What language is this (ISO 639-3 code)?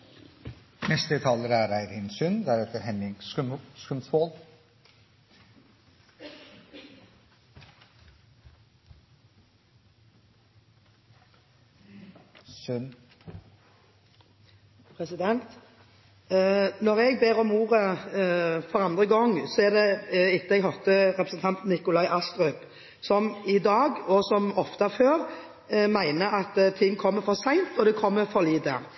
nob